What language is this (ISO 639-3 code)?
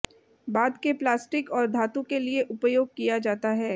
hin